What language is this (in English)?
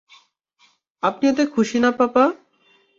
Bangla